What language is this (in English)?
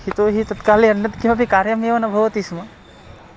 Sanskrit